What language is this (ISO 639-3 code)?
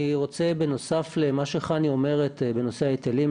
heb